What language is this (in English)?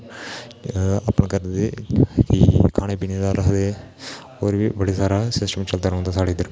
Dogri